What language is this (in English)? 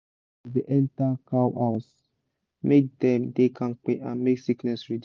Nigerian Pidgin